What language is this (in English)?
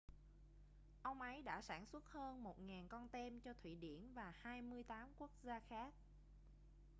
Vietnamese